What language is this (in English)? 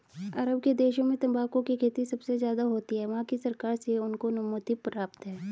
Hindi